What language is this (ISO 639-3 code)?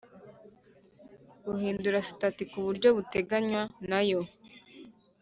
kin